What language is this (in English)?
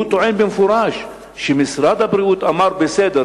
Hebrew